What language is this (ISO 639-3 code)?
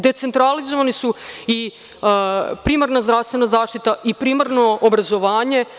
srp